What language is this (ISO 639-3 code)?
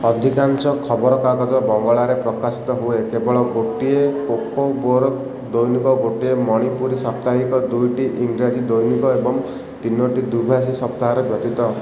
ori